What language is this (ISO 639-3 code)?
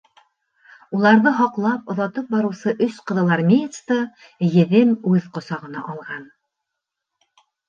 bak